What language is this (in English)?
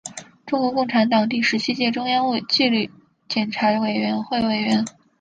Chinese